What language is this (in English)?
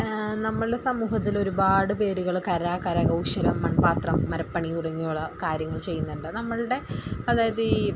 Malayalam